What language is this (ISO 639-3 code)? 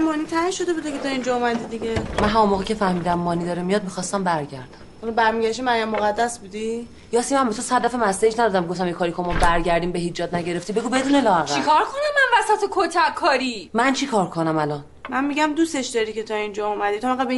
fas